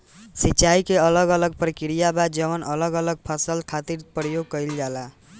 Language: Bhojpuri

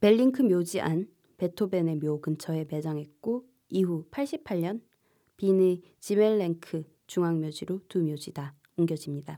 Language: Korean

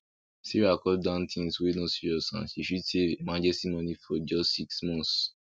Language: Nigerian Pidgin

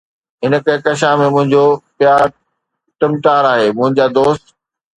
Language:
Sindhi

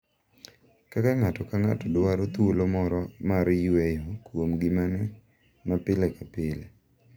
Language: Luo (Kenya and Tanzania)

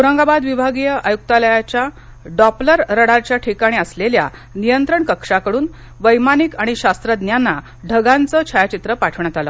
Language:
Marathi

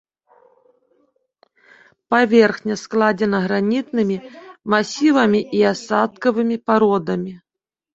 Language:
Belarusian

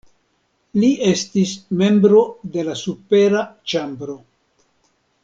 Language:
Esperanto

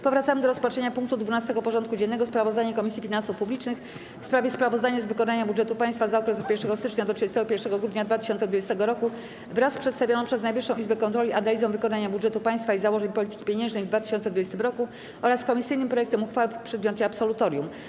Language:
Polish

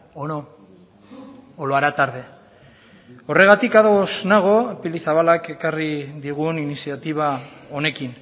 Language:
Basque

